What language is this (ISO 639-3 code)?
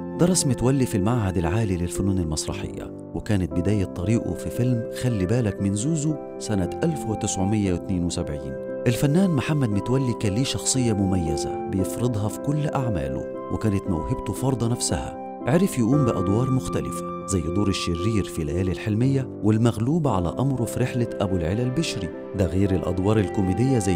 ara